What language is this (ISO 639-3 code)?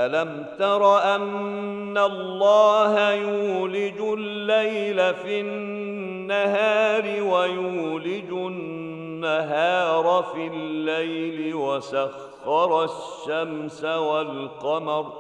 ara